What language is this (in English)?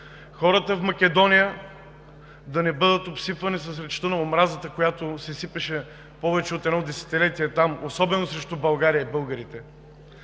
Bulgarian